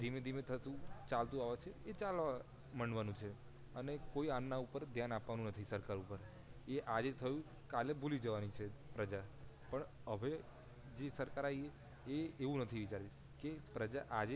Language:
Gujarati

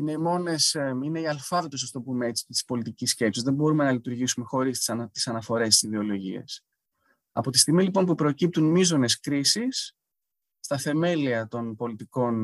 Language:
Greek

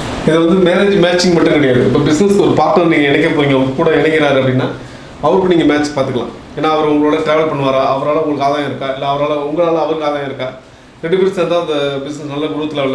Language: Tamil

